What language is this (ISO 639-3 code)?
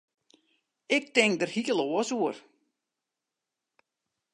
fry